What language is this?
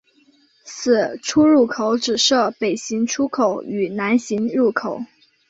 Chinese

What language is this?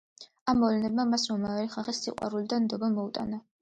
Georgian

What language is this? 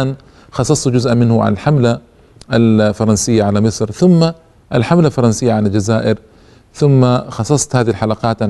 Arabic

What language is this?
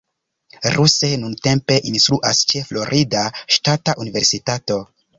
Esperanto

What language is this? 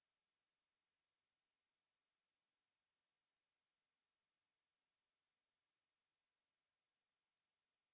Bangla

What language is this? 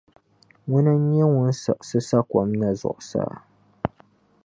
Dagbani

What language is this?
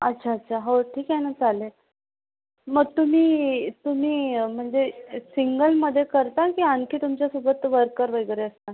Marathi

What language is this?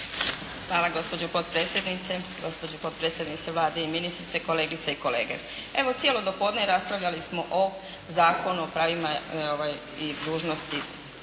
Croatian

